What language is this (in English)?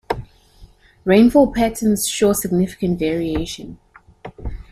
English